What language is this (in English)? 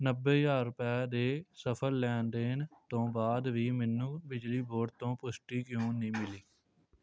Punjabi